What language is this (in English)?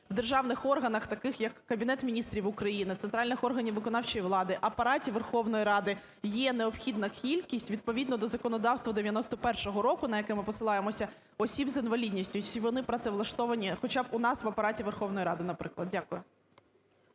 Ukrainian